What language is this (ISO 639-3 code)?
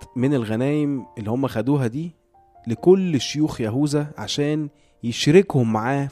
ara